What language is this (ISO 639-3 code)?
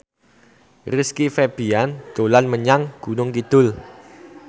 jav